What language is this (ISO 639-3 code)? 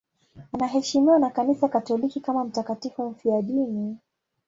swa